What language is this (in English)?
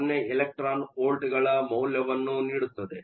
Kannada